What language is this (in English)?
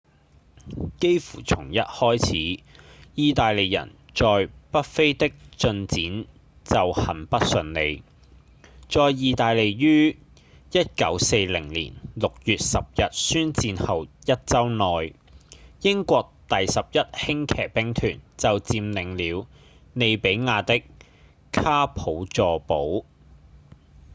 Cantonese